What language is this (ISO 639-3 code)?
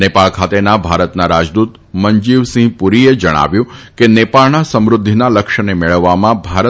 guj